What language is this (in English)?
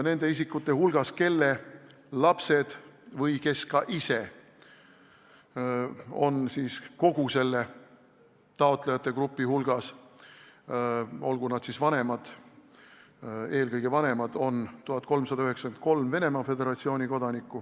Estonian